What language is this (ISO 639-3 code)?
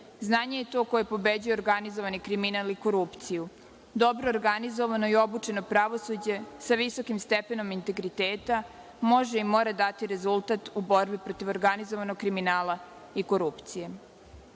srp